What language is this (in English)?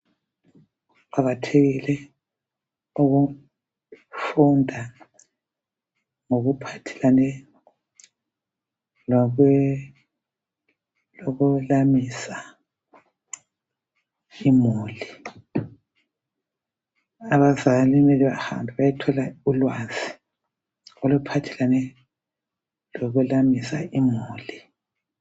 North Ndebele